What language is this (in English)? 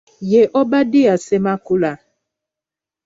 Ganda